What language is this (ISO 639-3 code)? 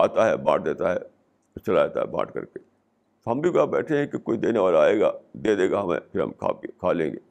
urd